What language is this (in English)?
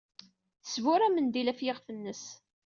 Kabyle